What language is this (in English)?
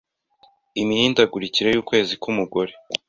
Kinyarwanda